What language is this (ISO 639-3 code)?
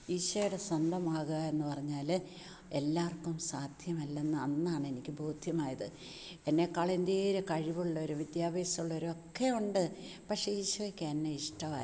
mal